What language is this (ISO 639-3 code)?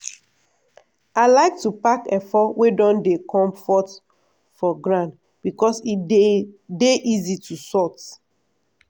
pcm